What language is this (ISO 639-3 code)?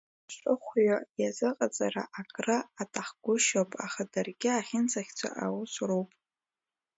abk